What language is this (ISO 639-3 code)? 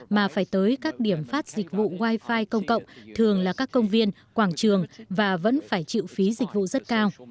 vie